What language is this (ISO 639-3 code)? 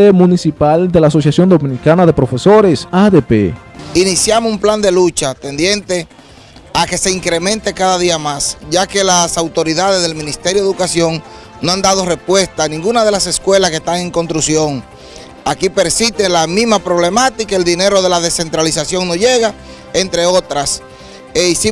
spa